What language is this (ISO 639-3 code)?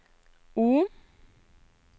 nor